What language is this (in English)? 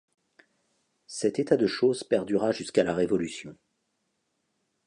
French